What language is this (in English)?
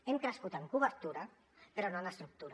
Catalan